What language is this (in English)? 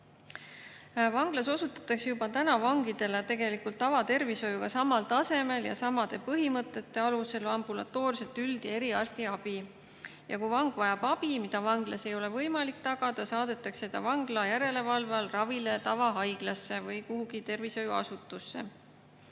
Estonian